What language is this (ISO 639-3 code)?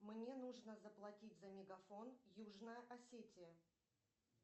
rus